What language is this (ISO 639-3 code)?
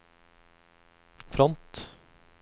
nor